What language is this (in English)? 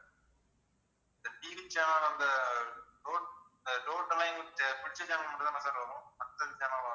Tamil